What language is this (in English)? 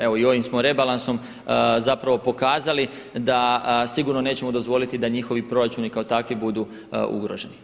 Croatian